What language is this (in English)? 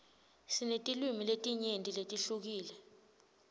Swati